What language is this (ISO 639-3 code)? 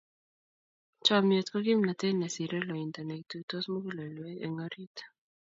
kln